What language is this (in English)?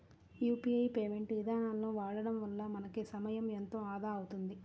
Telugu